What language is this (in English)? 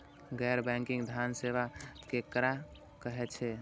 Maithili